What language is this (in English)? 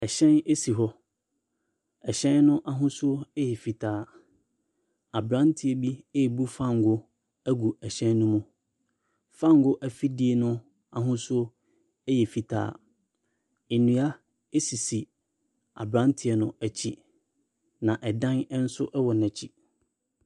Akan